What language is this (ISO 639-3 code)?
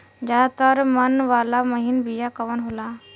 bho